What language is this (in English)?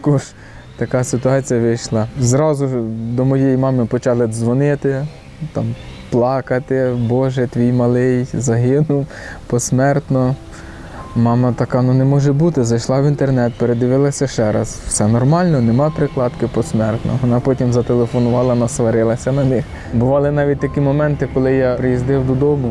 Ukrainian